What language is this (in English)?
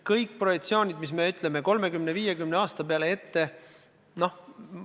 Estonian